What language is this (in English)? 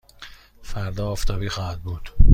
Persian